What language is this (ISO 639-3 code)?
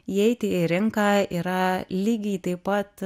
lit